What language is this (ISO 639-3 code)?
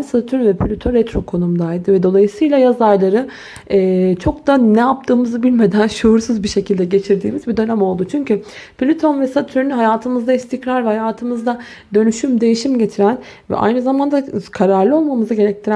tur